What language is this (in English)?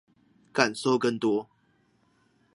Chinese